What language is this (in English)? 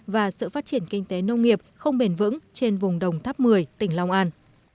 Vietnamese